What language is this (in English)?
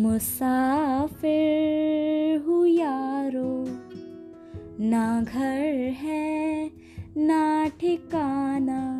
Hindi